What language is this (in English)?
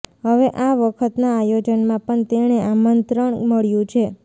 Gujarati